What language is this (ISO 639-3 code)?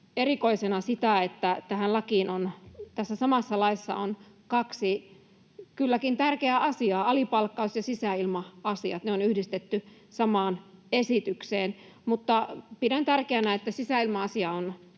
fin